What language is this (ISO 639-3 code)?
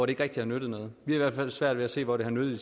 dan